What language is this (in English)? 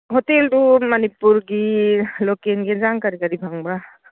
Manipuri